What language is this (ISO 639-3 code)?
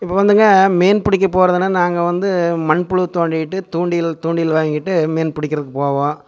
tam